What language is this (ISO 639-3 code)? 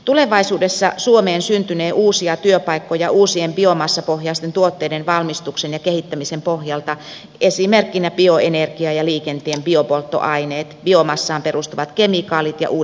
fin